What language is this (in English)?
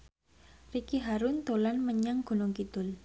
Javanese